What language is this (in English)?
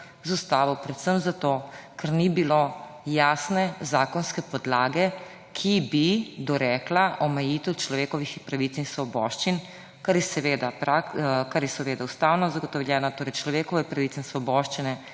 Slovenian